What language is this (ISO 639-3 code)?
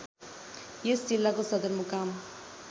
nep